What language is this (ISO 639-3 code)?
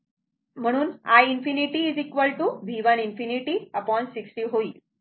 mar